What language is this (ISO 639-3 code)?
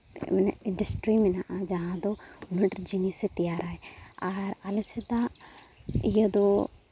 sat